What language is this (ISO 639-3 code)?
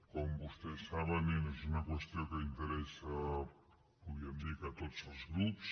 cat